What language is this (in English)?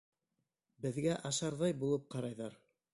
Bashkir